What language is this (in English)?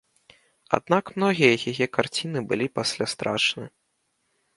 Belarusian